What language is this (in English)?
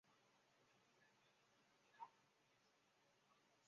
Chinese